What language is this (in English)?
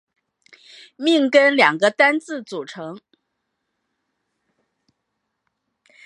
Chinese